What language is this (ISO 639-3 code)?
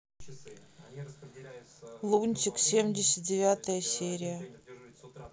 rus